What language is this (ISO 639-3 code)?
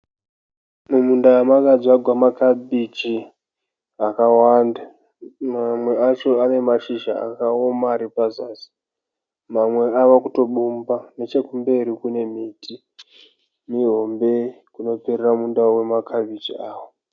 sna